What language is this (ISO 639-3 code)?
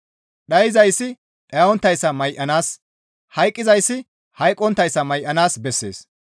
gmv